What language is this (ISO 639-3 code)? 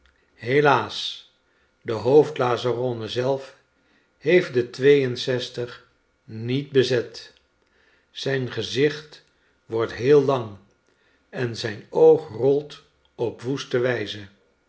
nld